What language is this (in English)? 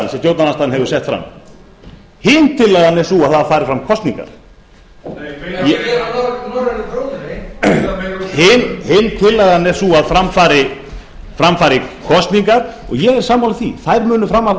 Icelandic